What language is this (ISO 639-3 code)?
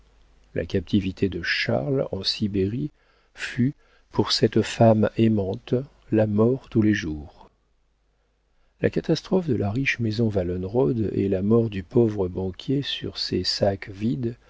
fra